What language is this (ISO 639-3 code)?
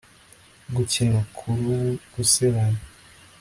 kin